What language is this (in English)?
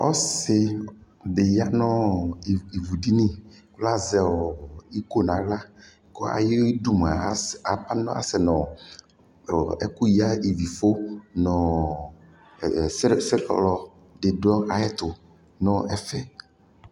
Ikposo